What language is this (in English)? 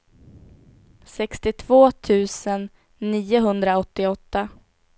Swedish